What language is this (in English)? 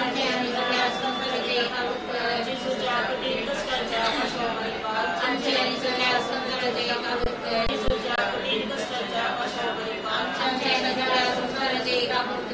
Romanian